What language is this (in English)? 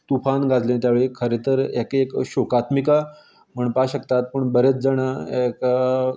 Konkani